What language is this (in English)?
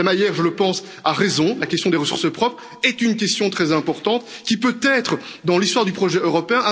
French